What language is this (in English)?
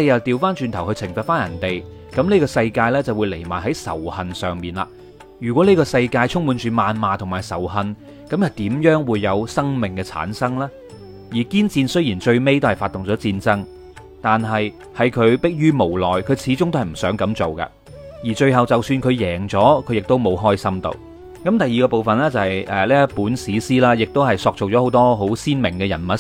Chinese